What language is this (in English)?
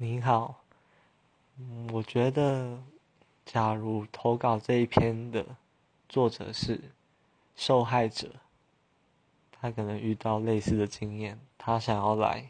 Chinese